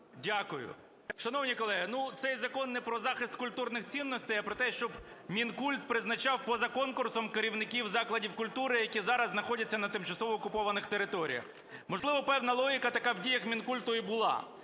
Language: Ukrainian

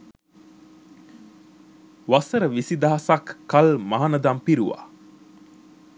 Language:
Sinhala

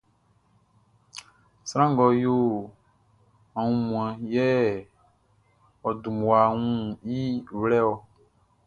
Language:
Baoulé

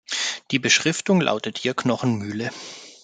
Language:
German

